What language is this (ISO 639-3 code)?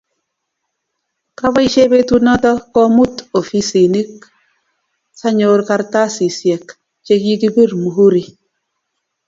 kln